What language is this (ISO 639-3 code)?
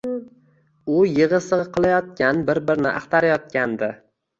uzb